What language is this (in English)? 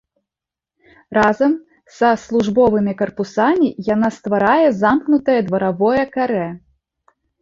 Belarusian